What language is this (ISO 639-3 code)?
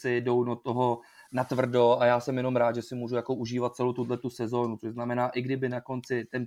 ces